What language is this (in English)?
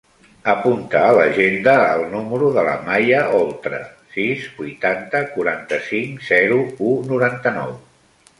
Catalan